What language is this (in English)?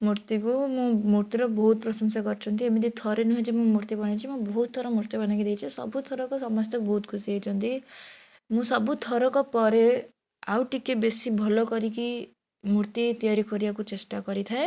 Odia